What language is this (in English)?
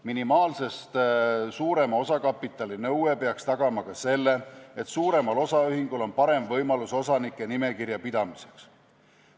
Estonian